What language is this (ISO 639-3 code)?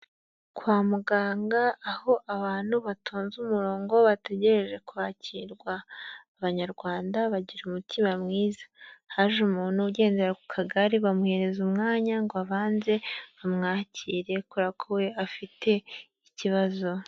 kin